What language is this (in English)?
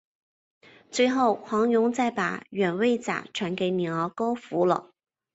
Chinese